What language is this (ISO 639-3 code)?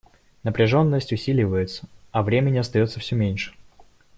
rus